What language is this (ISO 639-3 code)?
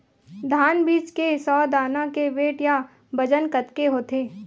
hne